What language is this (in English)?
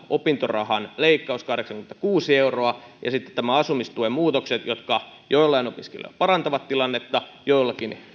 Finnish